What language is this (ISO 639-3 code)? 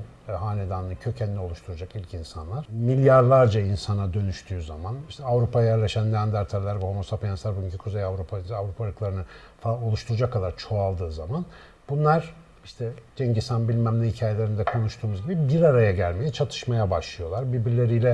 tur